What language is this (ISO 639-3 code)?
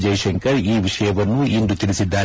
kan